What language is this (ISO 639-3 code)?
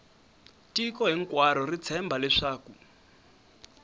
tso